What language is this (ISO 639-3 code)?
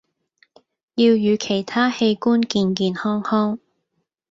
yue